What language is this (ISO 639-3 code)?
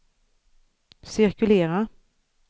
swe